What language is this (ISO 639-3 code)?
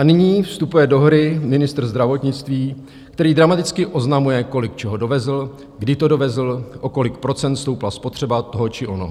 ces